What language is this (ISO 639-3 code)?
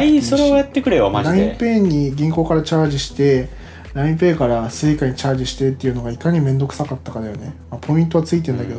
jpn